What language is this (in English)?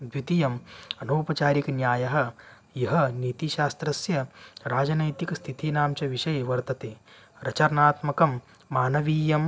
Sanskrit